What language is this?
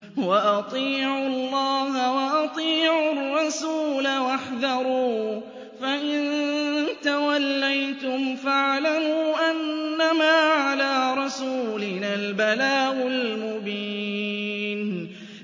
Arabic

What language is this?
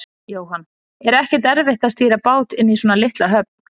Icelandic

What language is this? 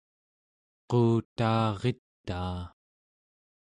Central Yupik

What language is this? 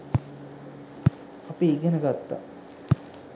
Sinhala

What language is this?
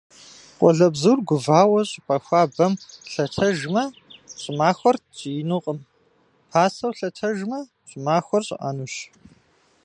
Kabardian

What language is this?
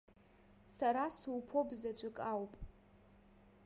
Abkhazian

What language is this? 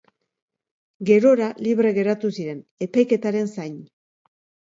Basque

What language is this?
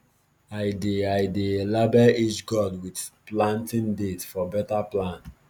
Nigerian Pidgin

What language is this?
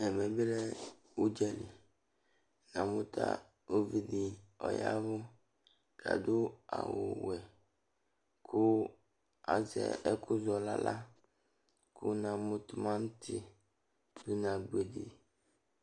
Ikposo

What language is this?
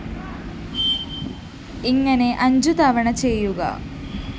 Malayalam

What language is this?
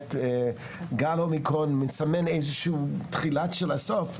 Hebrew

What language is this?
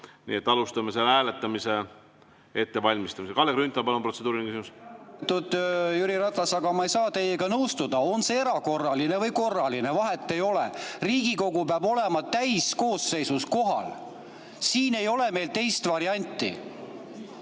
Estonian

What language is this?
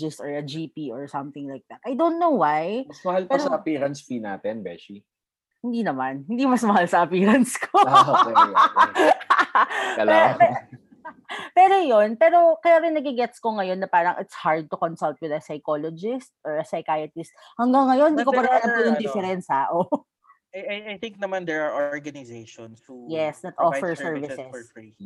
Filipino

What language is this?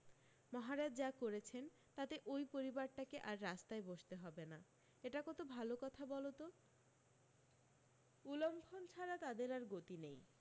Bangla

